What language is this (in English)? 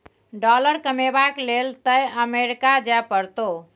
Maithili